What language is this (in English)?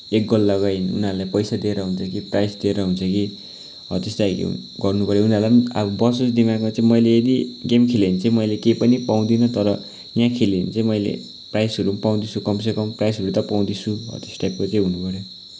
Nepali